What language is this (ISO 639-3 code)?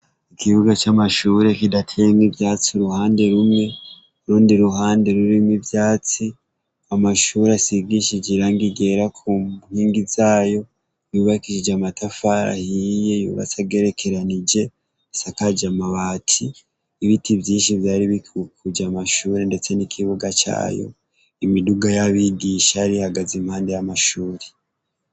run